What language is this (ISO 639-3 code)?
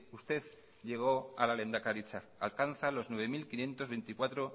spa